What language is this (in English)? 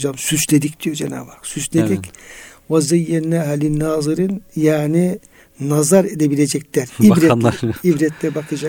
Turkish